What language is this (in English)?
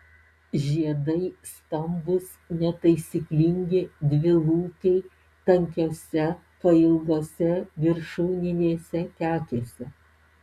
Lithuanian